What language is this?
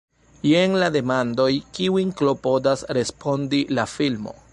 Esperanto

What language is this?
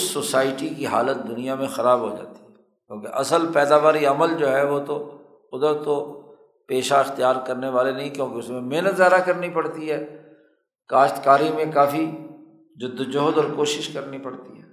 Urdu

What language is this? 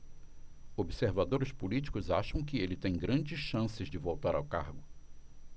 Portuguese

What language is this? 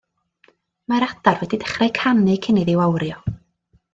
Welsh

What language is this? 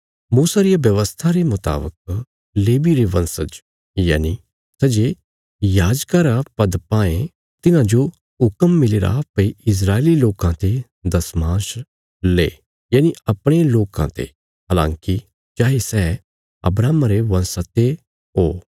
Bilaspuri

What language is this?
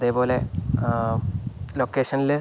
Malayalam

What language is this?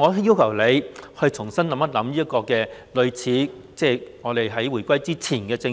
Cantonese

